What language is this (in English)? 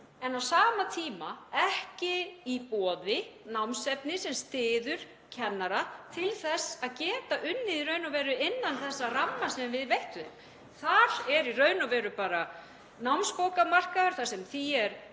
Icelandic